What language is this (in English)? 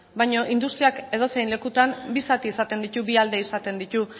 Basque